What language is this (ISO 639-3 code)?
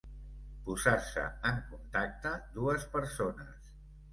cat